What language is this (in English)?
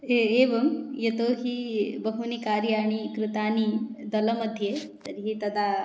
Sanskrit